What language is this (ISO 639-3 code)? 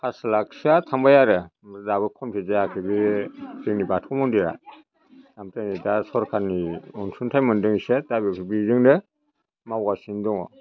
brx